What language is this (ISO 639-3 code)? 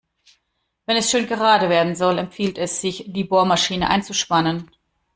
deu